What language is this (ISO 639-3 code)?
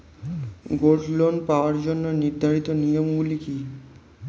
ben